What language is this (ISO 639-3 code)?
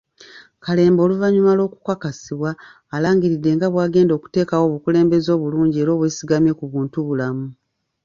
lug